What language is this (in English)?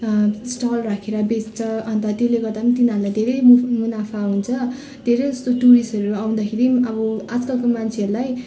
Nepali